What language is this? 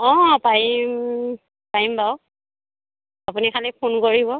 Assamese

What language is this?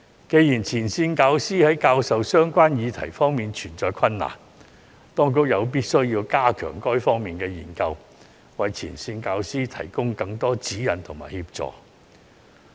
Cantonese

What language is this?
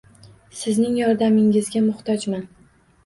Uzbek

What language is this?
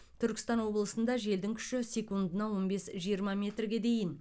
Kazakh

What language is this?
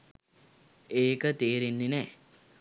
Sinhala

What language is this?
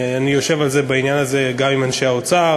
Hebrew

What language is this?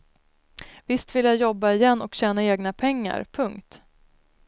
Swedish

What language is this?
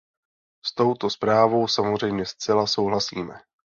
Czech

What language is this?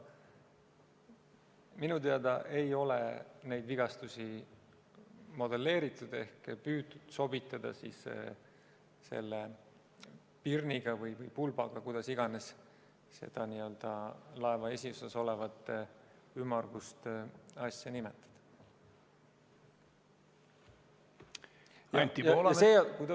Estonian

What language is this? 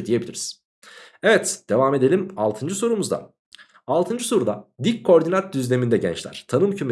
Turkish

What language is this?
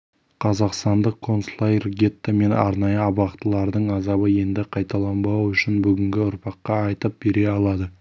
Kazakh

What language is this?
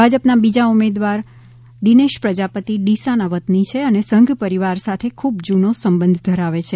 Gujarati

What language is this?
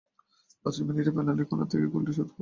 Bangla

